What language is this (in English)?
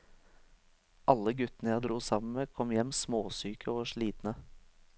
Norwegian